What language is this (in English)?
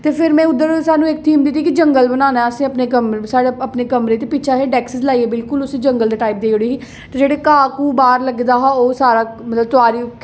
Dogri